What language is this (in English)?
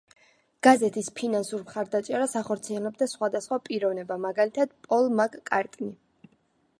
Georgian